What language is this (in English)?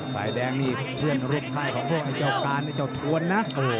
Thai